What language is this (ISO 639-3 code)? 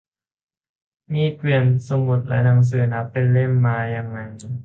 tha